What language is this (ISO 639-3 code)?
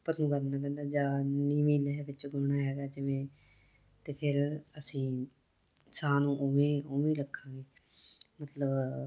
pan